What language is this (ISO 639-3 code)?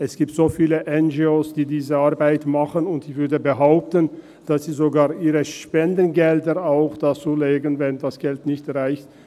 gsw